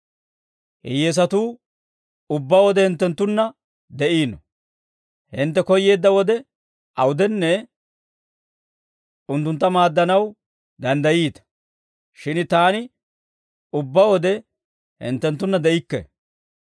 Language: Dawro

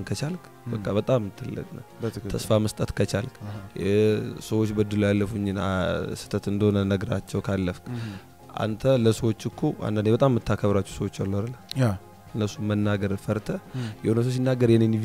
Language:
Arabic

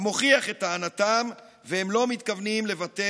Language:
Hebrew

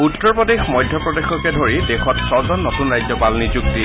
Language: Assamese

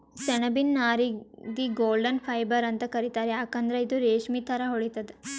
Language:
Kannada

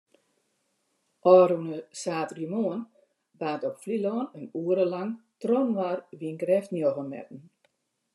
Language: Western Frisian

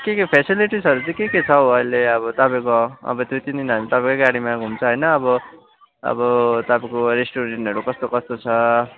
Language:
Nepali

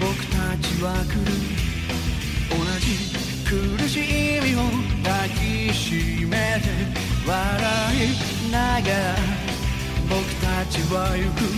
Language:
Chinese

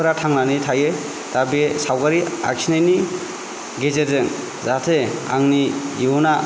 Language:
Bodo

